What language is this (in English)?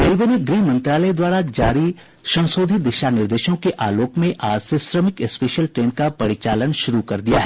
Hindi